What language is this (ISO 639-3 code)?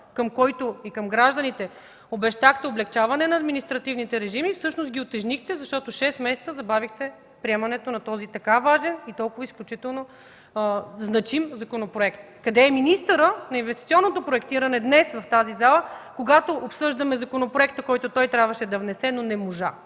bul